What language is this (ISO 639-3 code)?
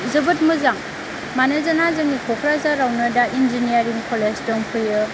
brx